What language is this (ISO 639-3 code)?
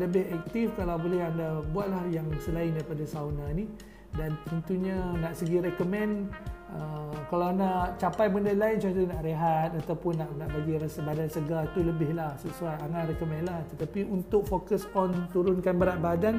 msa